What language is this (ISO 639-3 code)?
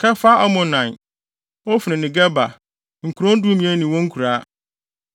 aka